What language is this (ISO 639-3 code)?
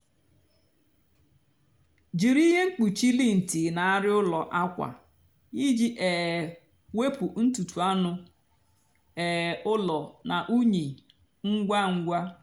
ibo